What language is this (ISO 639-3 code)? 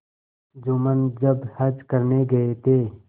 hin